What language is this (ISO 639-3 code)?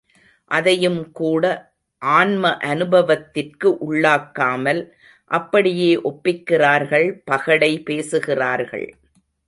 tam